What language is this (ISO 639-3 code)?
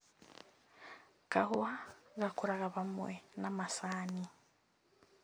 kik